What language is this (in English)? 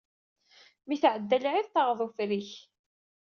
Kabyle